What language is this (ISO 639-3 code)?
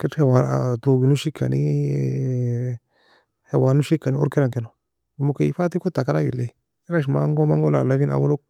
fia